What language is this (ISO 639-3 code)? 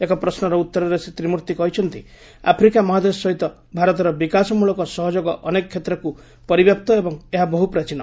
ori